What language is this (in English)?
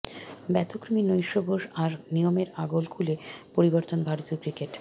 Bangla